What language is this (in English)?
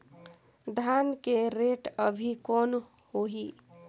Chhattisgarhi